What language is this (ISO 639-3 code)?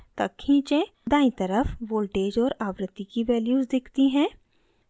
hin